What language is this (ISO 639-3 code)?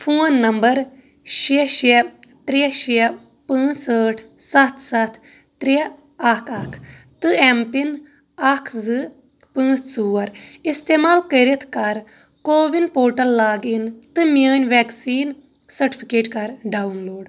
kas